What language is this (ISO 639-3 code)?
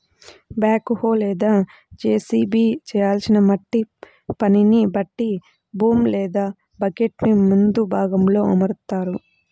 tel